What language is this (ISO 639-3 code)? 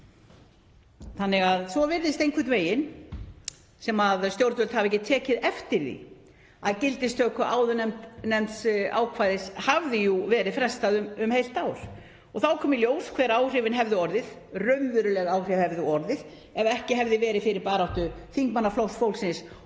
isl